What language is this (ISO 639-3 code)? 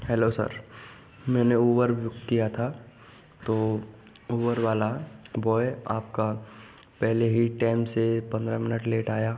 hin